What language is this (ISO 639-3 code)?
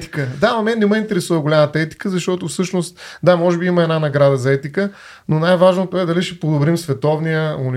bul